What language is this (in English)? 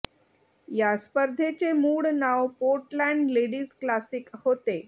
Marathi